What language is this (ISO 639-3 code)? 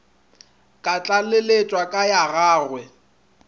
nso